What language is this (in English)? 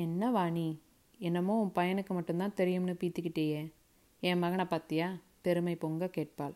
Tamil